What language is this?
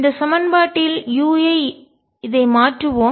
Tamil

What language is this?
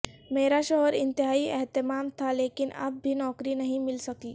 Urdu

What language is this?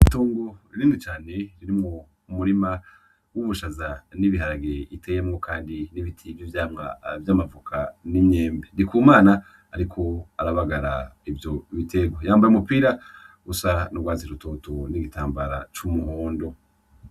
Rundi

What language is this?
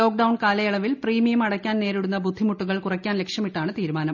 Malayalam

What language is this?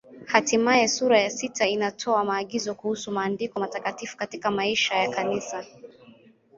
Swahili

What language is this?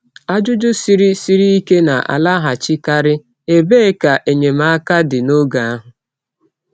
Igbo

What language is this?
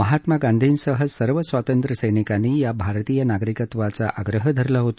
Marathi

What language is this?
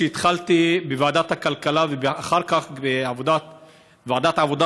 Hebrew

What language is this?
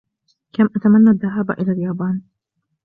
Arabic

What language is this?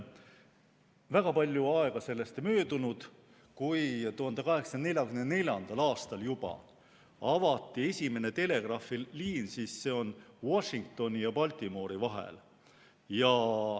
Estonian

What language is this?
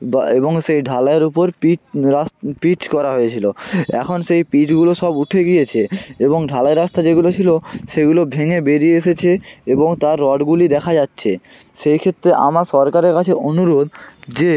Bangla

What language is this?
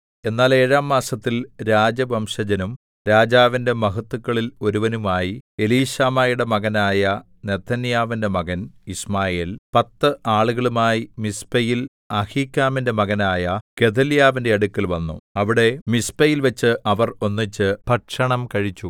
Malayalam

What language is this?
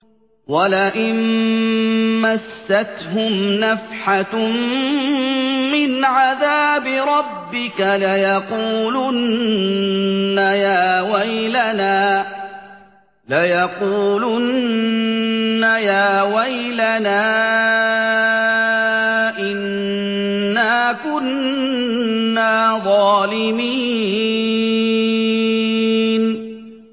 Arabic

